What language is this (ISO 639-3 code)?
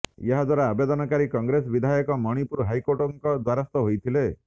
ori